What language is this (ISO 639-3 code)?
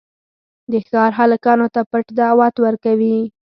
pus